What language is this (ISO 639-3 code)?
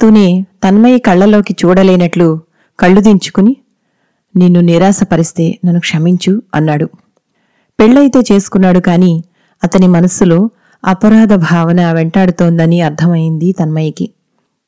tel